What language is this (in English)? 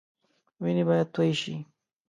Pashto